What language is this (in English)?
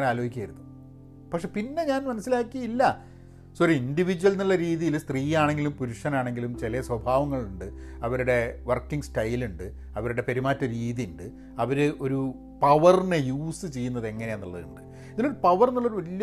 Malayalam